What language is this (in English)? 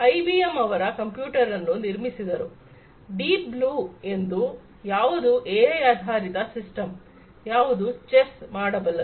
Kannada